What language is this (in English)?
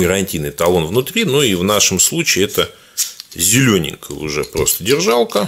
Russian